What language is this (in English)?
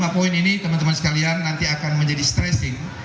Indonesian